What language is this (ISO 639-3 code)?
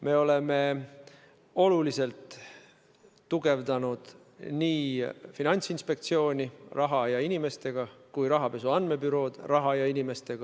est